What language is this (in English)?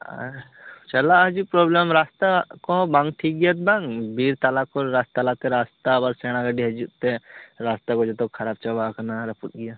Santali